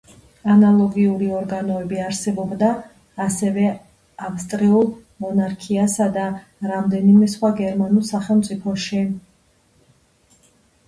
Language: Georgian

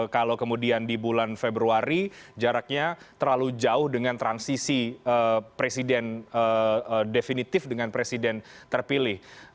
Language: Indonesian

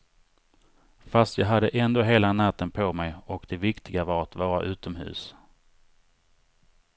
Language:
Swedish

